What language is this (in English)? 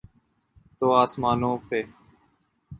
Urdu